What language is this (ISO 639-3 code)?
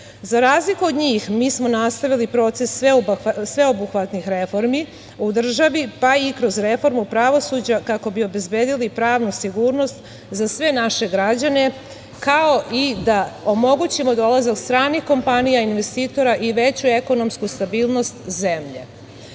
srp